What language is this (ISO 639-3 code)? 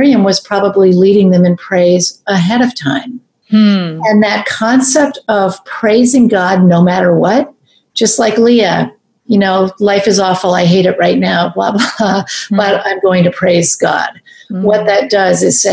eng